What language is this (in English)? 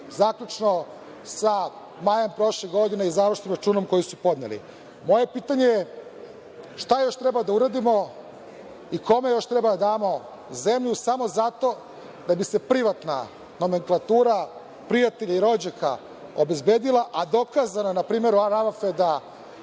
Serbian